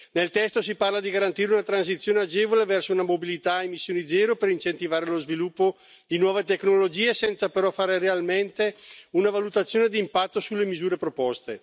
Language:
Italian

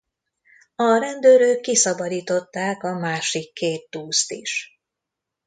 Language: Hungarian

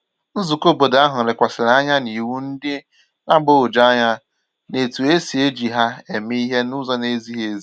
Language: Igbo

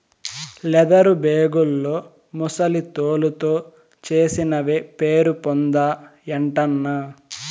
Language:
Telugu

